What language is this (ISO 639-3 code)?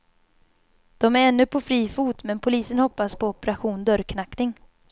swe